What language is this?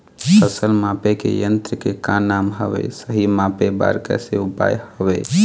Chhattisgarhi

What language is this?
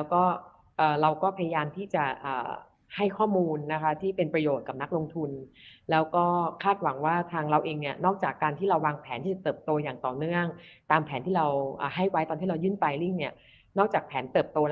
Thai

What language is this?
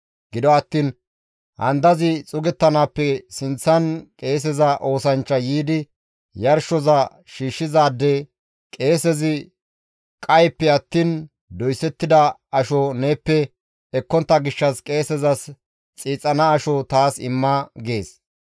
Gamo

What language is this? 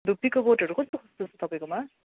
Nepali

